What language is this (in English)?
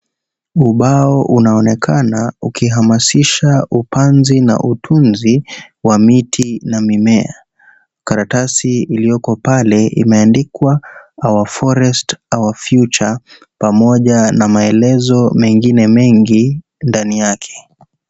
Swahili